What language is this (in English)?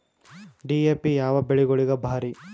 Kannada